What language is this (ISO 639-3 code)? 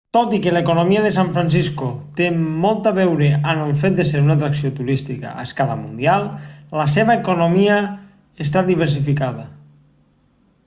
cat